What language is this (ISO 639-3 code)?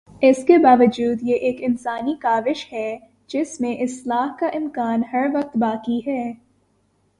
urd